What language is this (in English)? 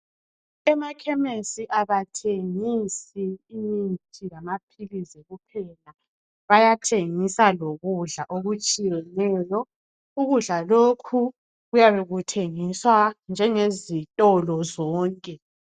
North Ndebele